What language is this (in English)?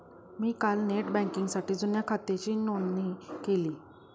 Marathi